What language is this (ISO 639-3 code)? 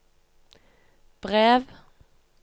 nor